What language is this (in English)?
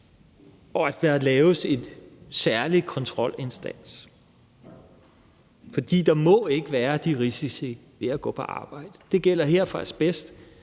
Danish